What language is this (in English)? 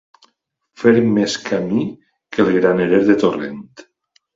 Catalan